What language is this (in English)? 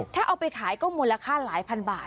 Thai